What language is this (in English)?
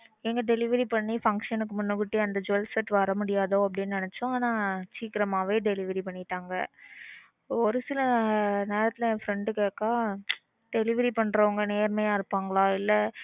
Tamil